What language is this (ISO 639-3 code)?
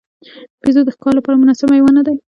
pus